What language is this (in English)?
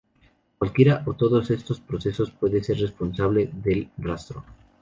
Spanish